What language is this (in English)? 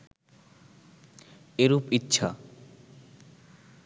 Bangla